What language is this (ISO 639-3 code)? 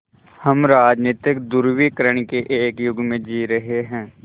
hin